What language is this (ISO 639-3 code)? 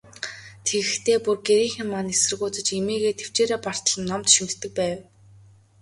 mon